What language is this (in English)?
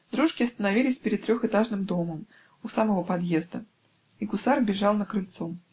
Russian